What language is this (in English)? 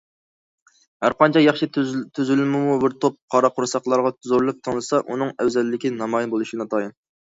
Uyghur